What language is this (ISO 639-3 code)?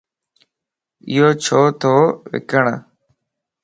lss